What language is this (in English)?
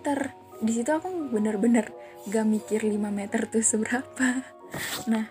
Indonesian